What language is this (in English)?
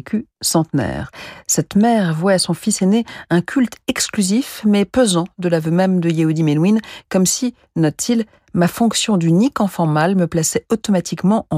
French